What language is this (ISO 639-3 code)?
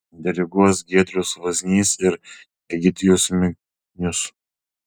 lit